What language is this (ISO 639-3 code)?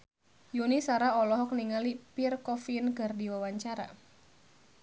sun